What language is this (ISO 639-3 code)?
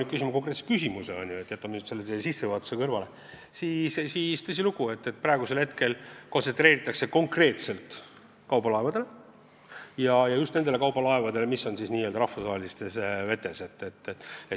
est